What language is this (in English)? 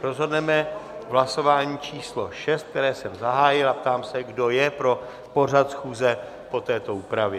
Czech